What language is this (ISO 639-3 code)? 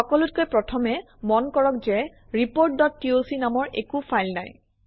asm